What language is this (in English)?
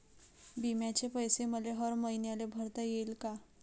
Marathi